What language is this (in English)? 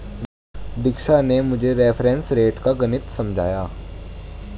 Hindi